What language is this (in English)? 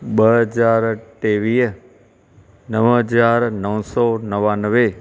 Sindhi